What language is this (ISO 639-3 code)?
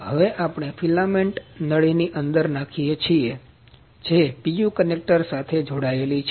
guj